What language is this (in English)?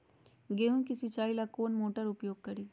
Magahi